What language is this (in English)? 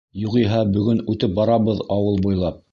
Bashkir